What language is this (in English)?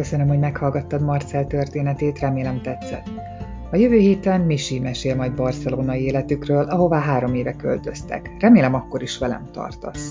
Hungarian